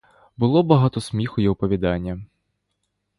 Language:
Ukrainian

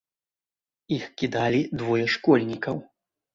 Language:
Belarusian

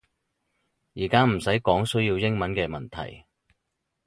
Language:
Cantonese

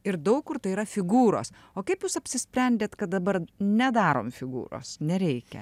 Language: Lithuanian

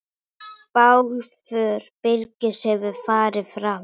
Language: Icelandic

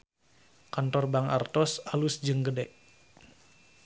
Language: Sundanese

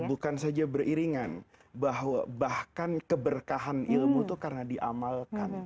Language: Indonesian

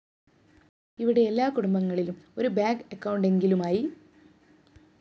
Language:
Malayalam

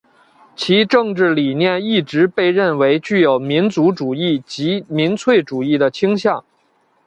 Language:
Chinese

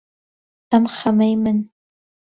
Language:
Central Kurdish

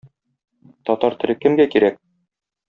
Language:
Tatar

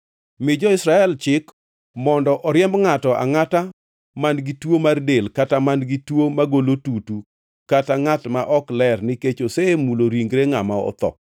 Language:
Luo (Kenya and Tanzania)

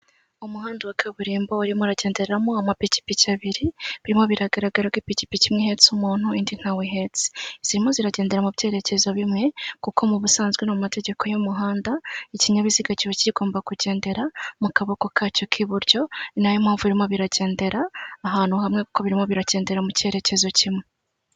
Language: Kinyarwanda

